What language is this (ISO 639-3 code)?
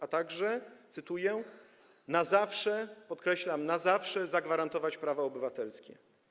pol